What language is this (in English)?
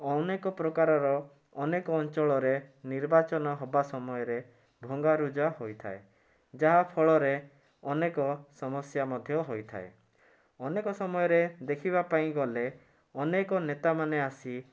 Odia